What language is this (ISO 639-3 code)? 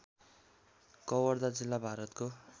nep